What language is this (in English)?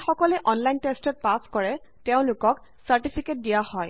Assamese